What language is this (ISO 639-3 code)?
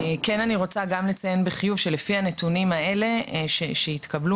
heb